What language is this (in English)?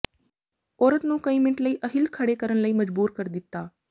Punjabi